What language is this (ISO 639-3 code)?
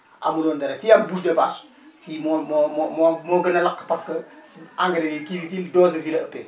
wol